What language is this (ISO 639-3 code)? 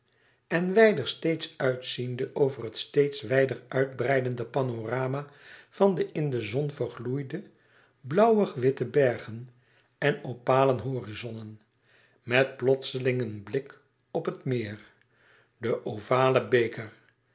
nld